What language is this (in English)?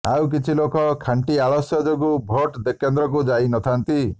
Odia